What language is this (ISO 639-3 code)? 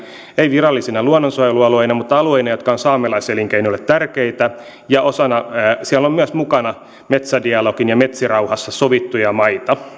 fin